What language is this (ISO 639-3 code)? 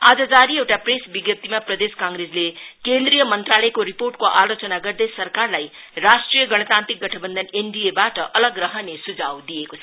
nep